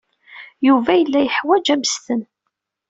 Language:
Kabyle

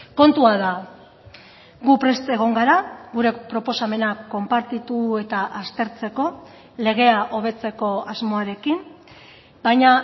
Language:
Basque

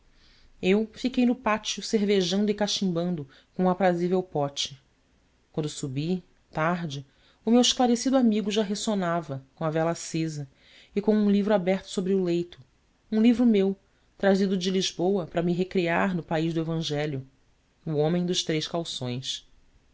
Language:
Portuguese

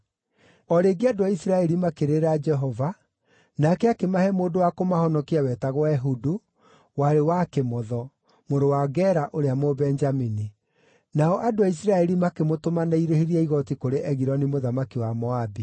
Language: Kikuyu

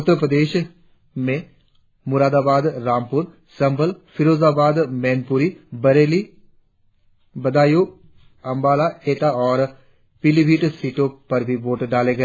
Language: Hindi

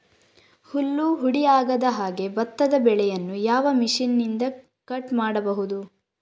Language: Kannada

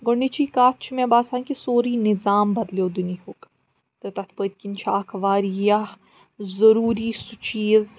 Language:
Kashmiri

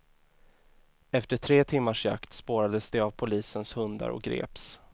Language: Swedish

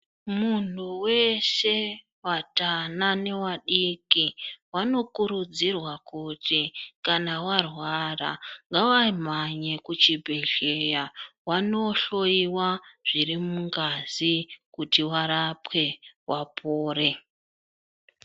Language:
Ndau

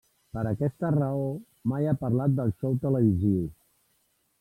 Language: Catalan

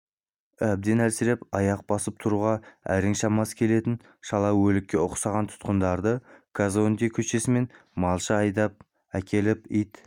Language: Kazakh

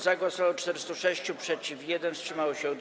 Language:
Polish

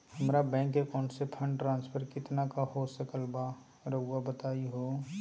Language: Magahi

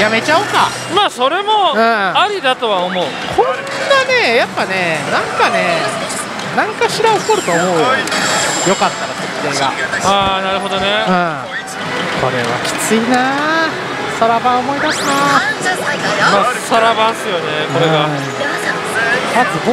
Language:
Japanese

